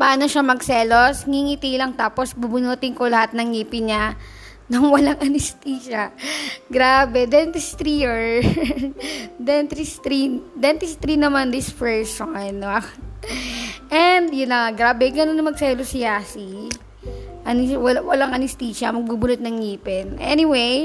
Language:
Filipino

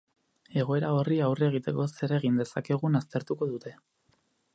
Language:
Basque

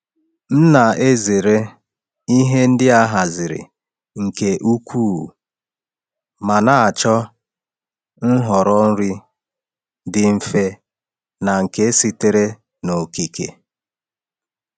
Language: Igbo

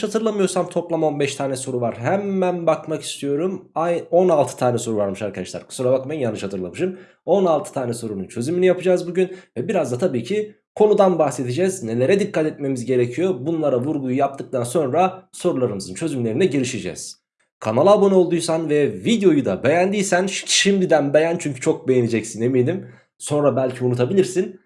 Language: Turkish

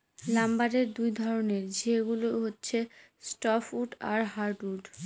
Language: Bangla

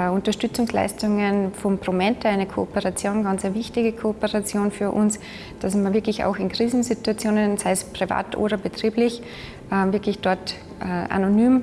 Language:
German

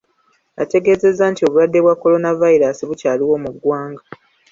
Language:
Ganda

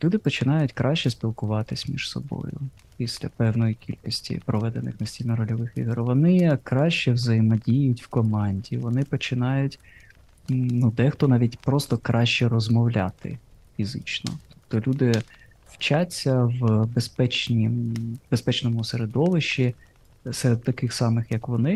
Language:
Ukrainian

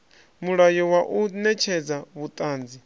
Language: Venda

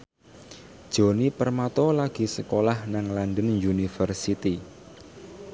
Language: Javanese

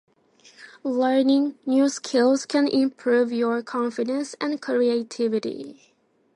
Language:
Japanese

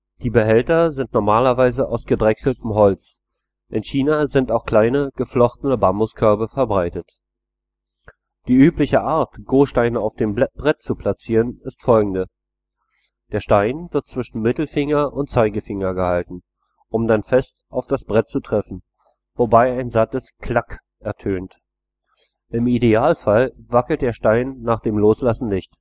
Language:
German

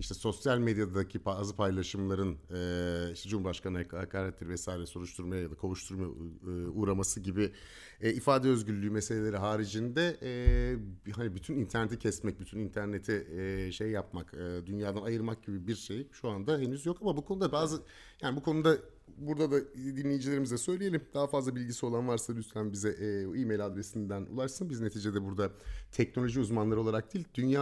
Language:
Turkish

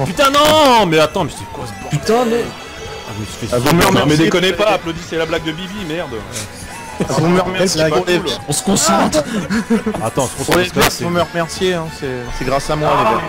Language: French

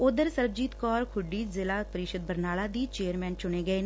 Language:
Punjabi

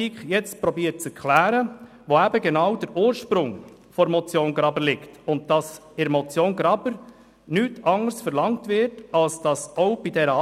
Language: Swiss German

